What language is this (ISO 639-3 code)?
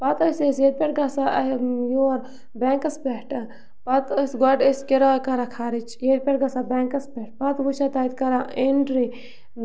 kas